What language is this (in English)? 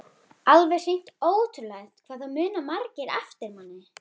Icelandic